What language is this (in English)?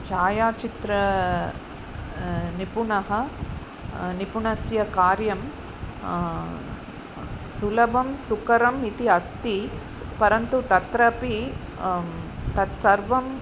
Sanskrit